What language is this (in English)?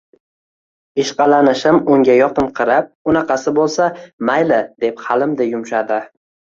Uzbek